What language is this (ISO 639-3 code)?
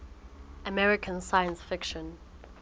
sot